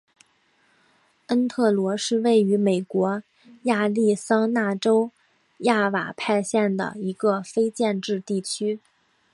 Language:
Chinese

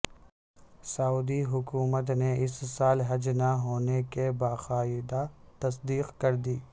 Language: Urdu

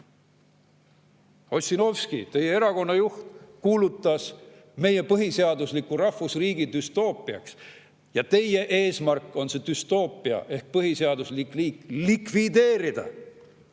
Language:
Estonian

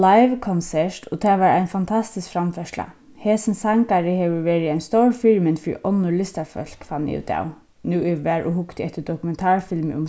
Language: Faroese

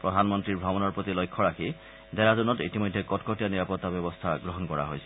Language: Assamese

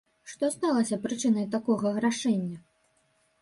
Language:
Belarusian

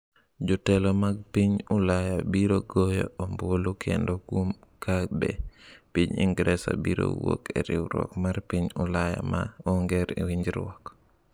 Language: Luo (Kenya and Tanzania)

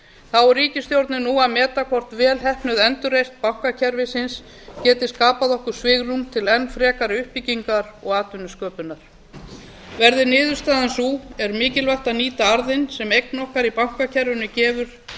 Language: Icelandic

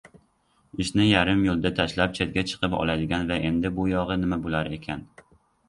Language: Uzbek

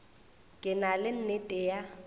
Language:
Northern Sotho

